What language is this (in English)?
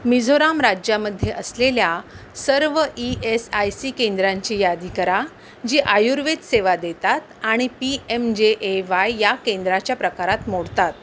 Marathi